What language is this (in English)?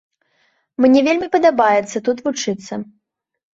Belarusian